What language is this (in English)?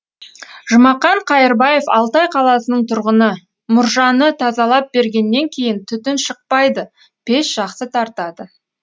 Kazakh